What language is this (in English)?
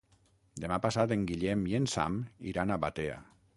Catalan